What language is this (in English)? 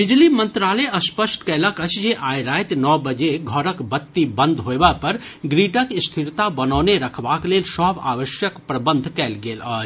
Maithili